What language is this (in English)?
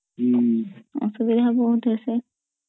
Odia